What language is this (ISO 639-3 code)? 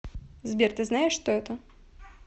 rus